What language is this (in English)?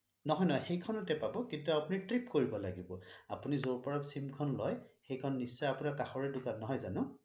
Assamese